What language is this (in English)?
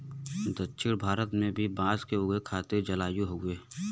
Bhojpuri